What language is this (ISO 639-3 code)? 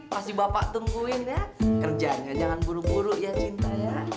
ind